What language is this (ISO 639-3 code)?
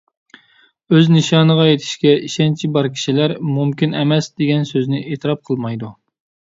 uig